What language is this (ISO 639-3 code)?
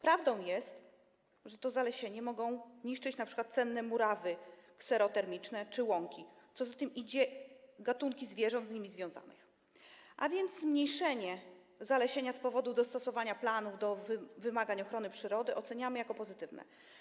pol